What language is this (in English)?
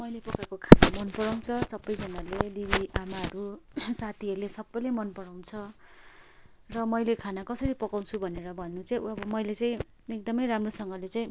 Nepali